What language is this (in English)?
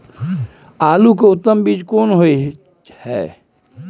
Maithili